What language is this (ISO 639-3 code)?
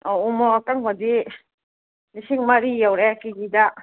mni